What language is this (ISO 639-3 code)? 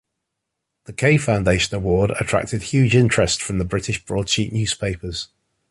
eng